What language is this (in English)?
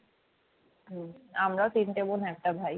Bangla